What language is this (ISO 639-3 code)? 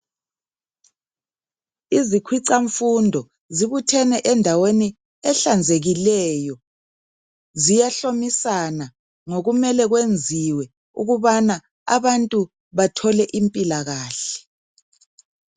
nde